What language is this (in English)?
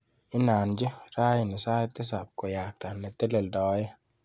Kalenjin